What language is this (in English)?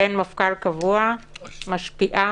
Hebrew